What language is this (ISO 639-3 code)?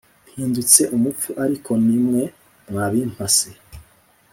kin